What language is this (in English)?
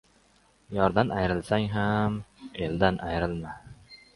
Uzbek